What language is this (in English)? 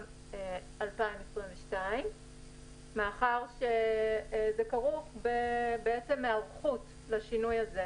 Hebrew